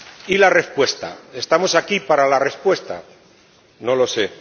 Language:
Spanish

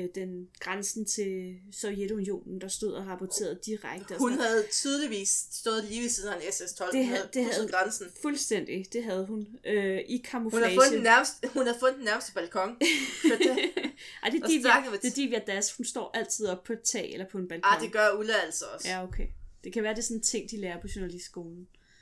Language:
Danish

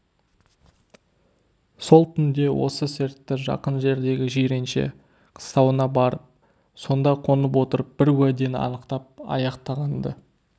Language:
Kazakh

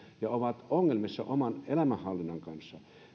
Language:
Finnish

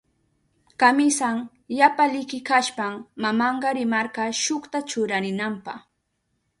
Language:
Southern Pastaza Quechua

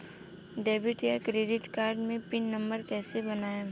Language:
Bhojpuri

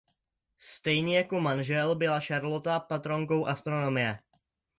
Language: Czech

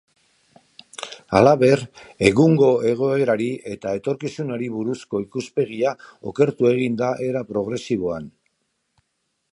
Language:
Basque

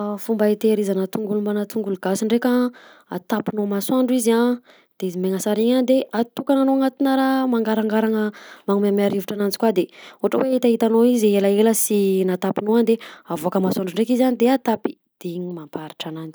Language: Southern Betsimisaraka Malagasy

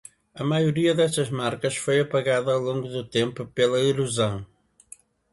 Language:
Portuguese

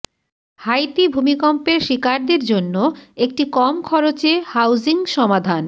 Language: Bangla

